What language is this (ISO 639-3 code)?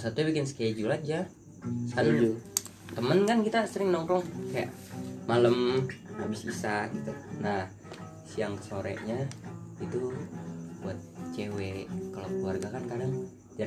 ind